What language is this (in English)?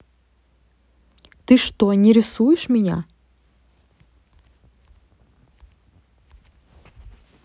Russian